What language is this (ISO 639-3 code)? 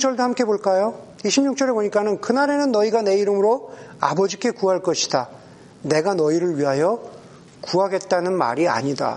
kor